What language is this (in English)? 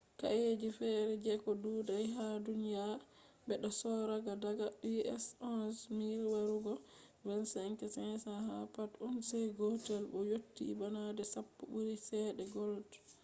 Fula